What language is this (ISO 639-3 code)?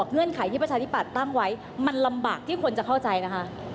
tha